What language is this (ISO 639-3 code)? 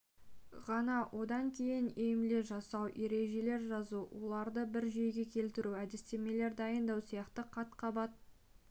kaz